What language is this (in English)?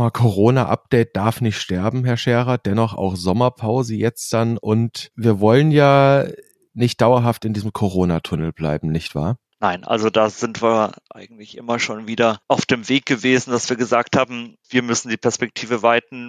German